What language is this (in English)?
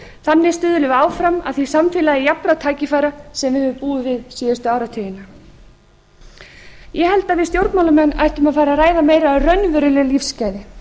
Icelandic